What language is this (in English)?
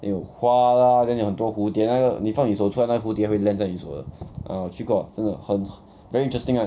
English